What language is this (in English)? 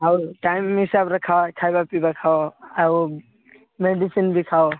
Odia